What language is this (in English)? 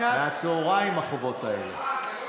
Hebrew